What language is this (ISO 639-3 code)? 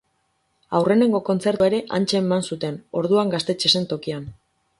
eus